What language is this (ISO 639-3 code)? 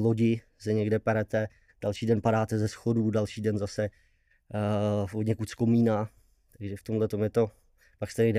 ces